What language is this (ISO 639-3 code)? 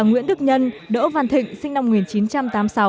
vie